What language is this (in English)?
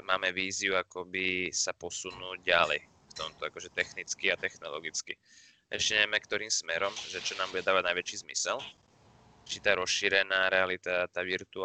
Slovak